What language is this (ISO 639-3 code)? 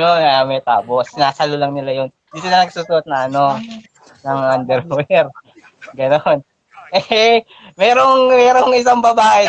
fil